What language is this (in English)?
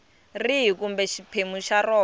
Tsonga